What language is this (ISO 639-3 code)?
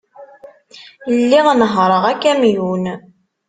kab